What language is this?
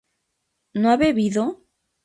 Spanish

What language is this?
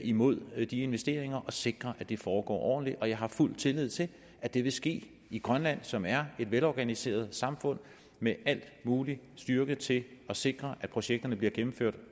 Danish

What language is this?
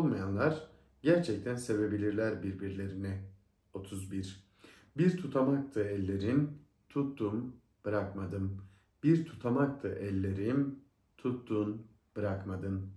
Turkish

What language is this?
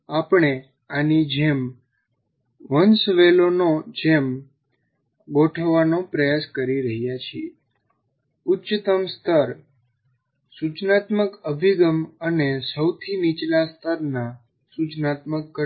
Gujarati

